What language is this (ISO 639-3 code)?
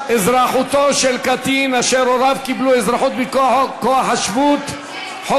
heb